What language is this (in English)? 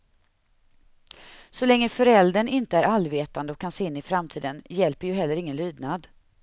Swedish